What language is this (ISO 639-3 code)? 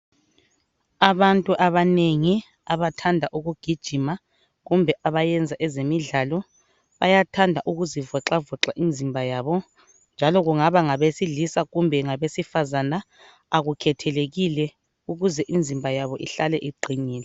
nde